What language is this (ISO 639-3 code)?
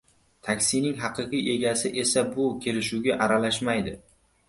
uzb